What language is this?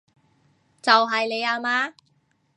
Cantonese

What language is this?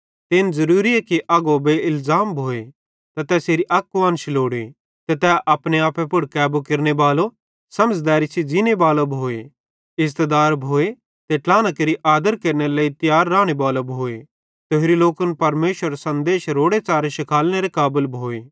Bhadrawahi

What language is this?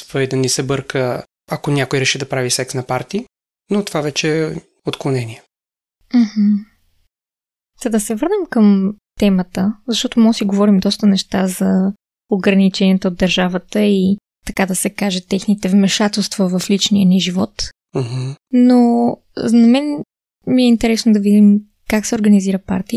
Bulgarian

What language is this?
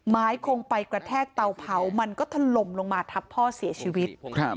Thai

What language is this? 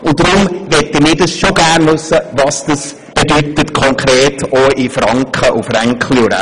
Swiss German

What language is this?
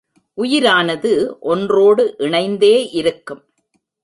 Tamil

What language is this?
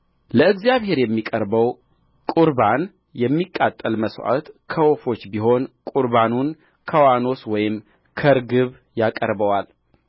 Amharic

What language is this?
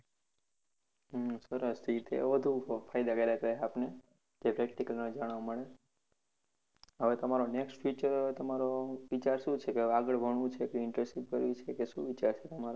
Gujarati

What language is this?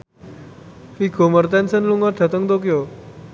Javanese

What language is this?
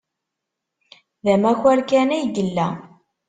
Kabyle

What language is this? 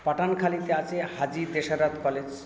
Bangla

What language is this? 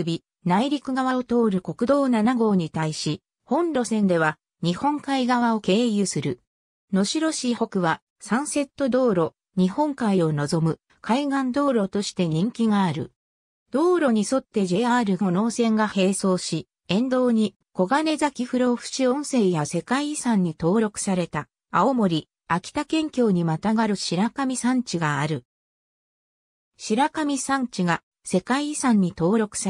Japanese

